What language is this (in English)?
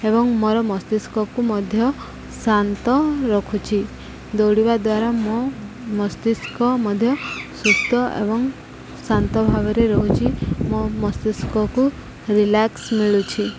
Odia